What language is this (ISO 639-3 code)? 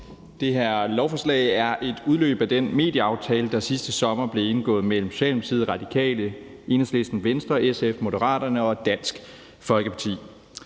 dan